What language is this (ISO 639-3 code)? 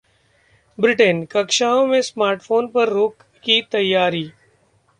hin